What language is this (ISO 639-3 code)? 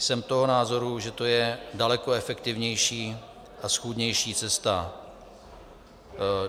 ces